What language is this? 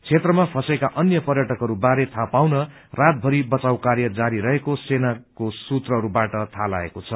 Nepali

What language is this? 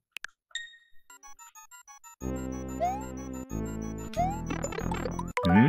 Japanese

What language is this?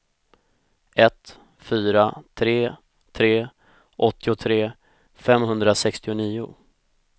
Swedish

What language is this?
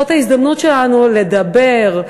Hebrew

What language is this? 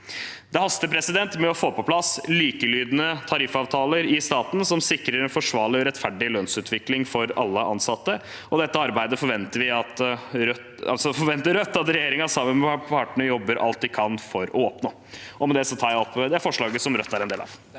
Norwegian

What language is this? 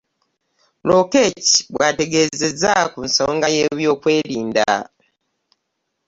Ganda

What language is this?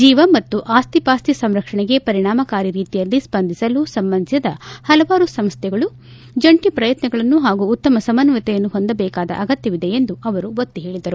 Kannada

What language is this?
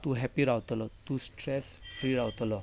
Konkani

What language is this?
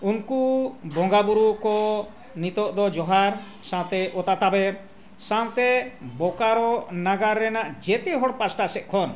Santali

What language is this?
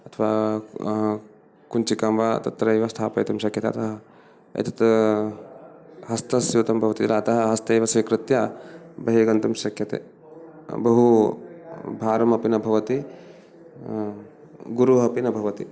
Sanskrit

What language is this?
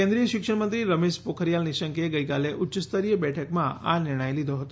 Gujarati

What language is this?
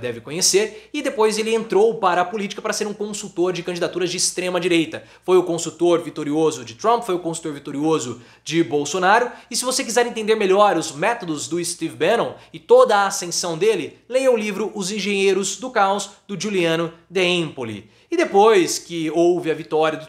Portuguese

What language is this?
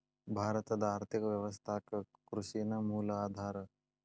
Kannada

